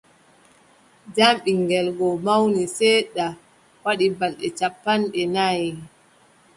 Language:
Adamawa Fulfulde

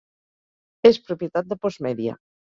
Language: Catalan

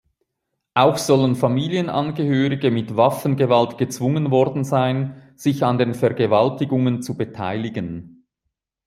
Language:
German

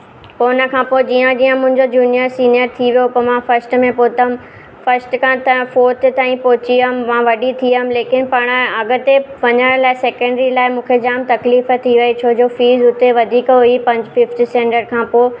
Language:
Sindhi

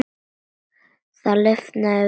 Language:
Icelandic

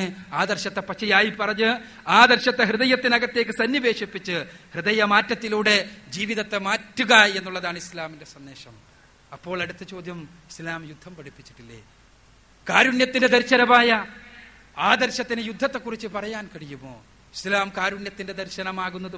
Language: Malayalam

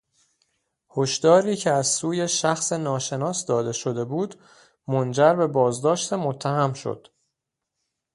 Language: Persian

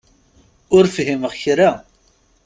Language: Kabyle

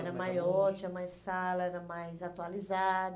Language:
Portuguese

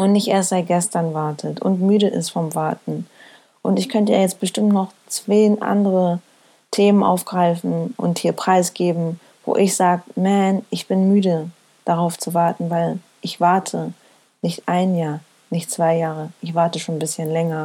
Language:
German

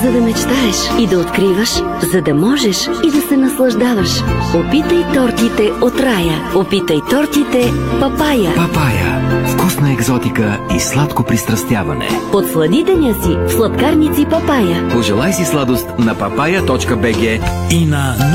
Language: Bulgarian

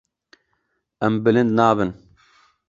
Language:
Kurdish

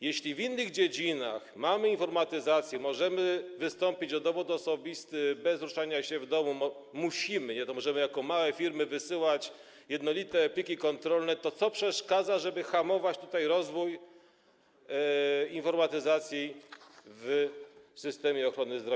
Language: Polish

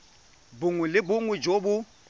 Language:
Tswana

